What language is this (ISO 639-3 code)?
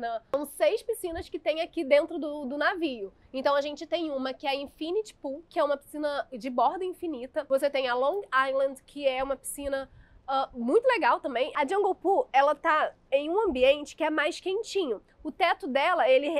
por